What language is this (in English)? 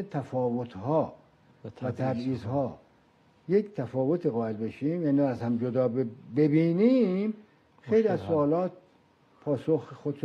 Persian